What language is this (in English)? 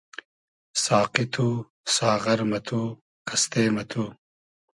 Hazaragi